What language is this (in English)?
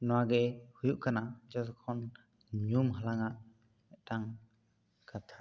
Santali